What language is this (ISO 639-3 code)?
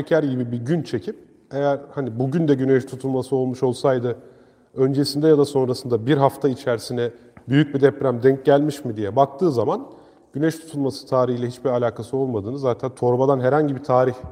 tur